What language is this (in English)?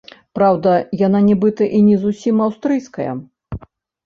Belarusian